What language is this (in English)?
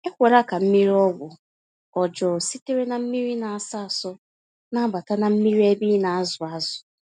Igbo